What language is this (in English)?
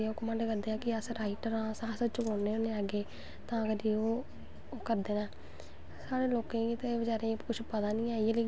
Dogri